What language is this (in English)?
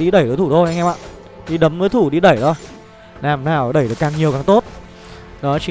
Vietnamese